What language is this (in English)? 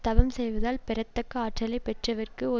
Tamil